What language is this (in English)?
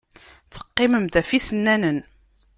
Kabyle